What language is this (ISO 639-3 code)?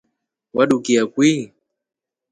rof